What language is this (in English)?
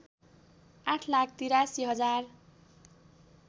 Nepali